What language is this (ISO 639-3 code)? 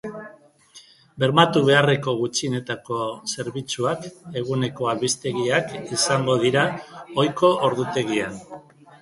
eus